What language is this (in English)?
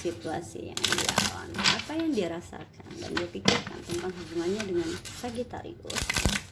Indonesian